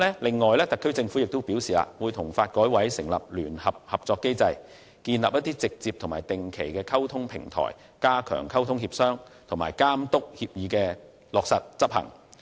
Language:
Cantonese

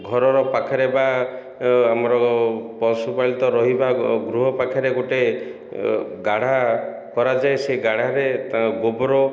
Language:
Odia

